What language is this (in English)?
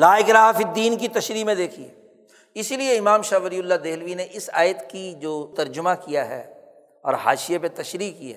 Urdu